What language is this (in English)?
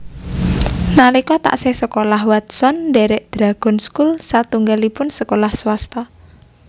Javanese